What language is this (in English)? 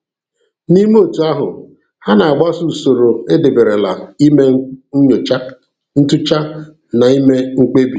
Igbo